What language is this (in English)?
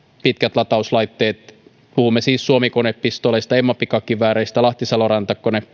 Finnish